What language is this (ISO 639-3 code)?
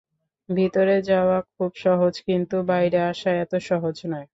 ben